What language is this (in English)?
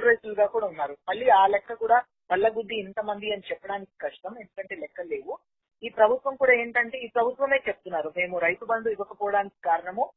Telugu